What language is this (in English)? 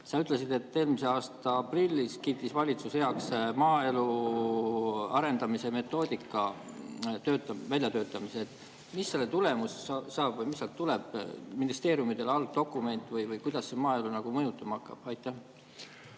Estonian